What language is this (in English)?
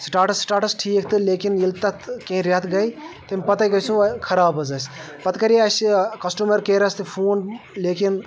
Kashmiri